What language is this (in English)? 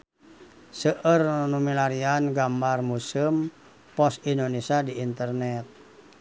Sundanese